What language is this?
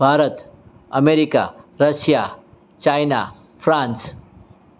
Gujarati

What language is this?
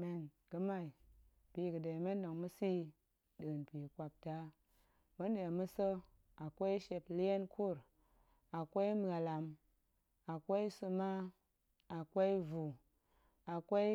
Goemai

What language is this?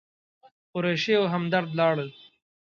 Pashto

